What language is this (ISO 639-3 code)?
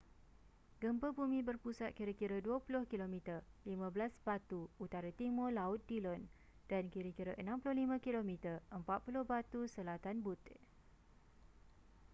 msa